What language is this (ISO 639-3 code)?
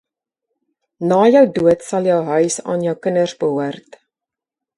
afr